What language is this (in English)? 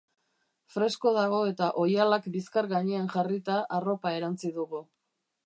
Basque